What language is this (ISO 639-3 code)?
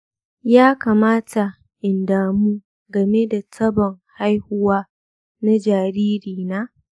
hau